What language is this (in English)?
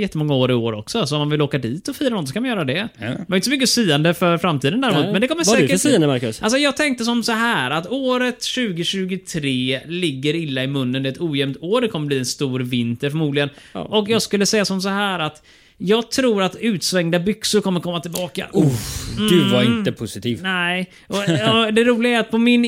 Swedish